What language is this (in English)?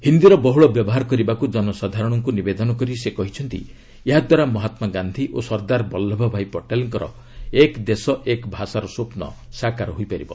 Odia